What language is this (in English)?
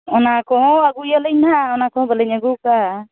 Santali